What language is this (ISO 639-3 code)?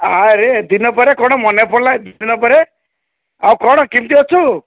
ori